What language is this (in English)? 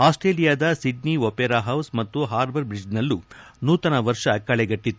Kannada